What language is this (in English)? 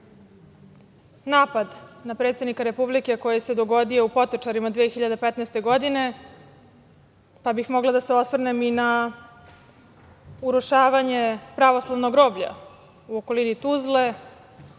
Serbian